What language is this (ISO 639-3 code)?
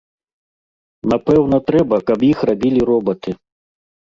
bel